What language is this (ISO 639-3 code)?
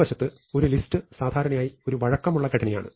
mal